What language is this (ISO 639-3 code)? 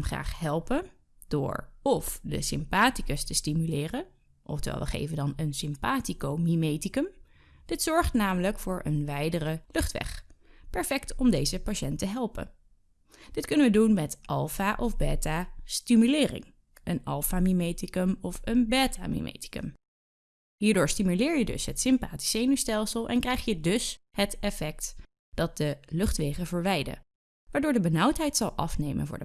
nld